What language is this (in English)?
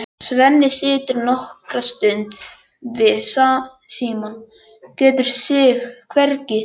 Icelandic